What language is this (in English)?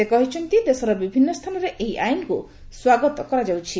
Odia